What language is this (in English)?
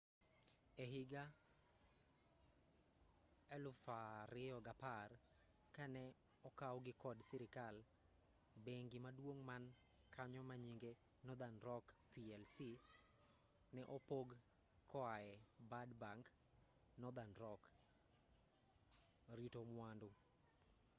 Luo (Kenya and Tanzania)